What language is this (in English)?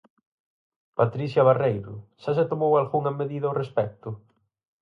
Galician